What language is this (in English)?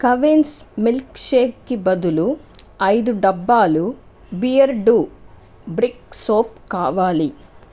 Telugu